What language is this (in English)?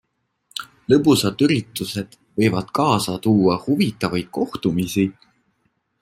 Estonian